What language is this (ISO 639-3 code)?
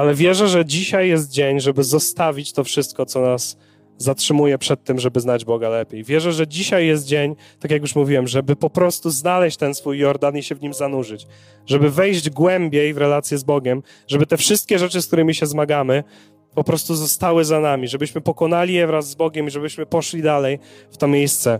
pol